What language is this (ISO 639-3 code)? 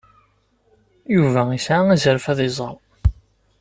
kab